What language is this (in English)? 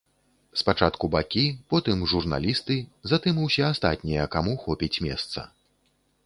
Belarusian